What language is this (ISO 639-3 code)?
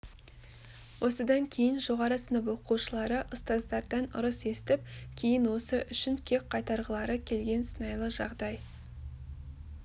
kaz